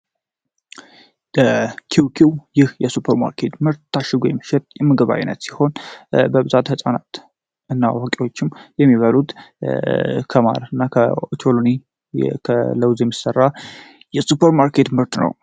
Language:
Amharic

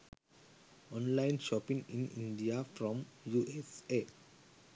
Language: Sinhala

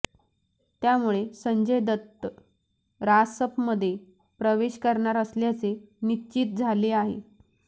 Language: Marathi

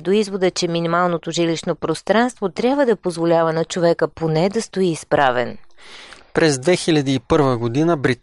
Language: Bulgarian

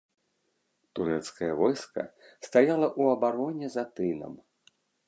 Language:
Belarusian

